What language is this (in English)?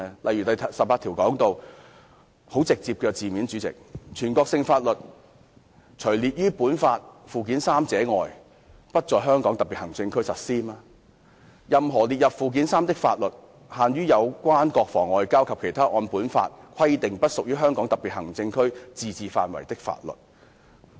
Cantonese